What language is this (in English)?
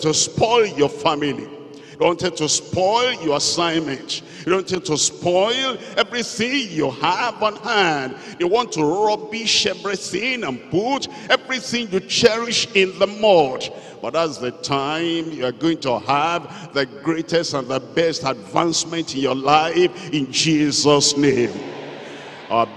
English